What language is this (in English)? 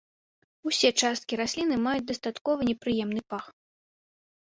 Belarusian